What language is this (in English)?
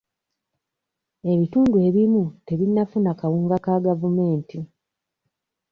Ganda